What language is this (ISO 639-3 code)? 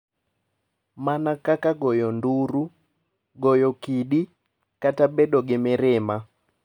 luo